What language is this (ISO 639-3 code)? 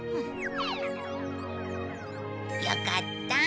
jpn